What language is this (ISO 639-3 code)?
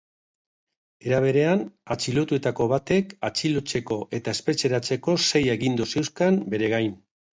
eus